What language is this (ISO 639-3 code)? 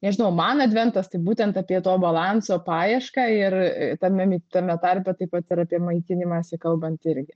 lit